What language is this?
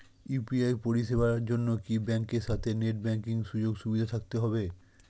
Bangla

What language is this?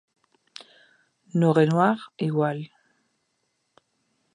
Galician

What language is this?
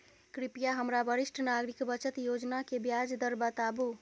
Maithili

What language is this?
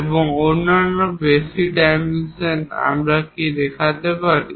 Bangla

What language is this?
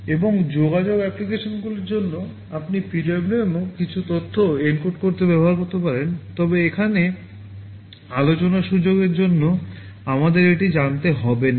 Bangla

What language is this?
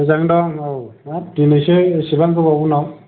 Bodo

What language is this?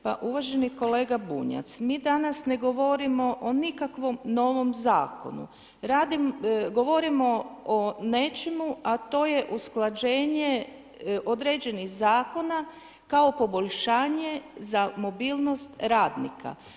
Croatian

